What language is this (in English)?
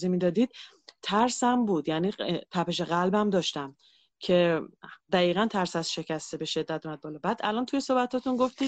Persian